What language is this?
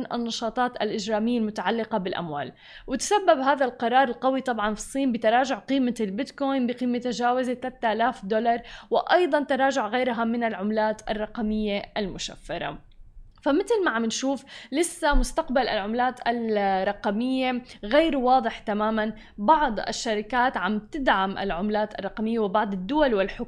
Arabic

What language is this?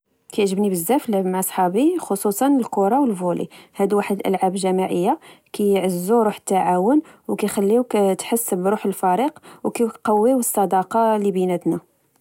Moroccan Arabic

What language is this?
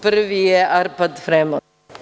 Serbian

